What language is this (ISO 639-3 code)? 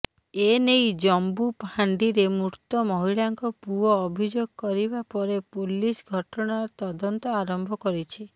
ori